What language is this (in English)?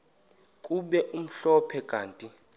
Xhosa